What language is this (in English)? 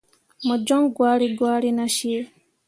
Mundang